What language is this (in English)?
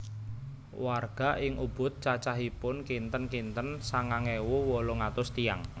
Javanese